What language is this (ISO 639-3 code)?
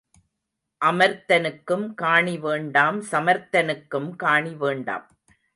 tam